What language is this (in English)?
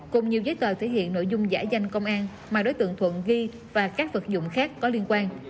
Vietnamese